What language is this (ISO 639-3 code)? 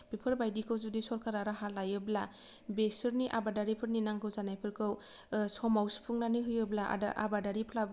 brx